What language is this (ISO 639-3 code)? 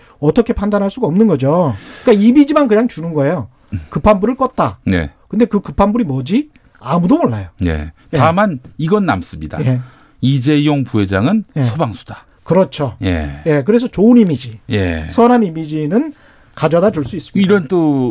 kor